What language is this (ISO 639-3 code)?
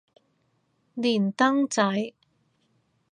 yue